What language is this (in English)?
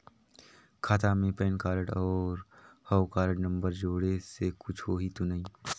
Chhattisgarhi